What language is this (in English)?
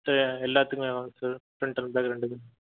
Tamil